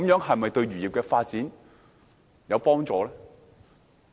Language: Cantonese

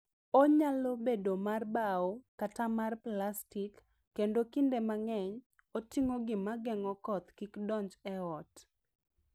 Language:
Luo (Kenya and Tanzania)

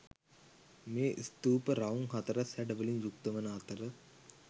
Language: Sinhala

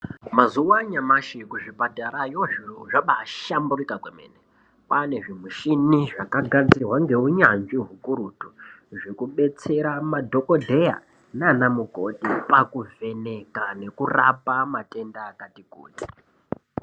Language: Ndau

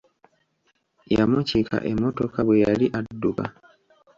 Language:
Ganda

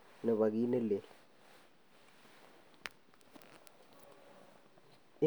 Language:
Kalenjin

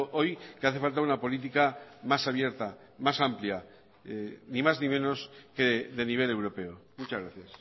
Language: Spanish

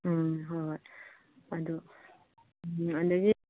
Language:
Manipuri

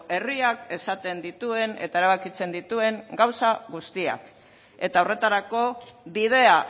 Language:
Basque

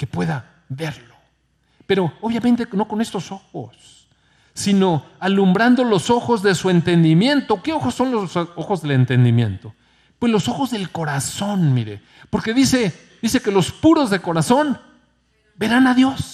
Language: Spanish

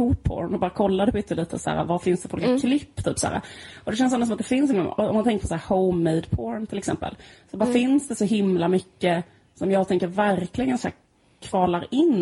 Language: Swedish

